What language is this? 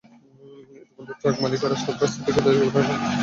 Bangla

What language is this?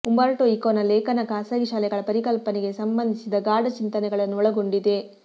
Kannada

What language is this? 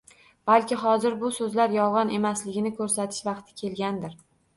Uzbek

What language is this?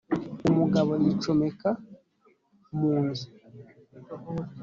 Kinyarwanda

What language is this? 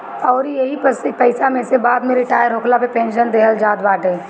Bhojpuri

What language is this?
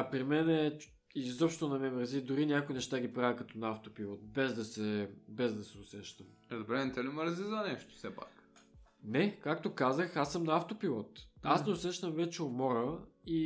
Bulgarian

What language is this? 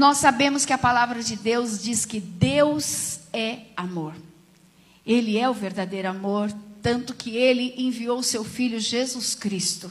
Portuguese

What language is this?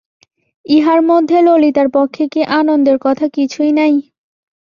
Bangla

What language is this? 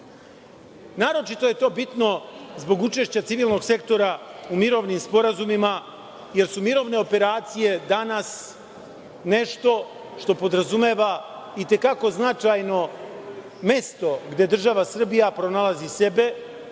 Serbian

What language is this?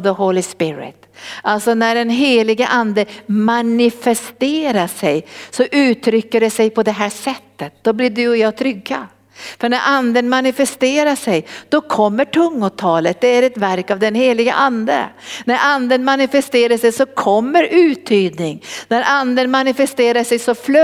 Swedish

